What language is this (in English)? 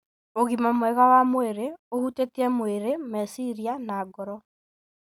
Kikuyu